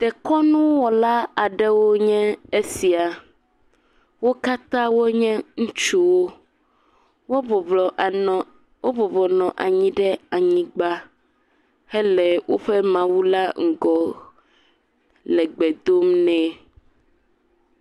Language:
Ewe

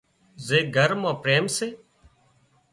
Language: Wadiyara Koli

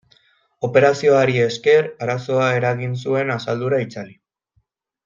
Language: Basque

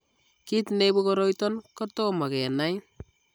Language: Kalenjin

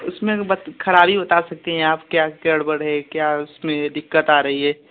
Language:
Hindi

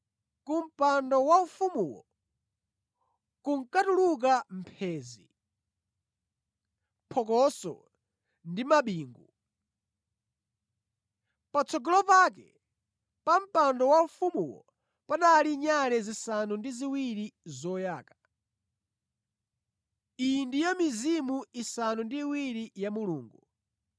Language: Nyanja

